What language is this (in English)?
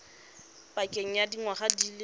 Tswana